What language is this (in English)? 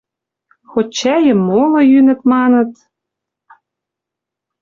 Western Mari